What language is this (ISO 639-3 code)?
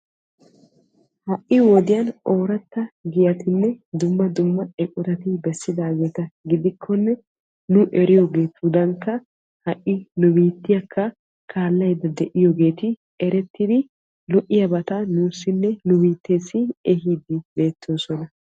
wal